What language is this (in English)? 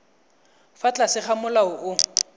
Tswana